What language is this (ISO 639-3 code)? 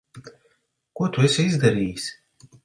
lav